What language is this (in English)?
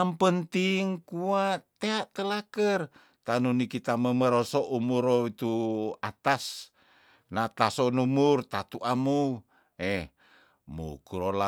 Tondano